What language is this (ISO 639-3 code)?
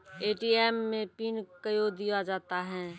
mai